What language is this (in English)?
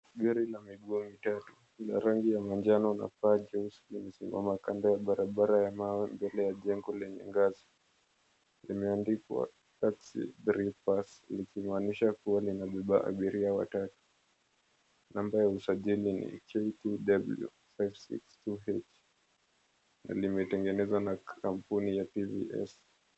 Swahili